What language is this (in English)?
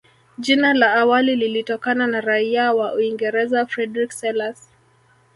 Swahili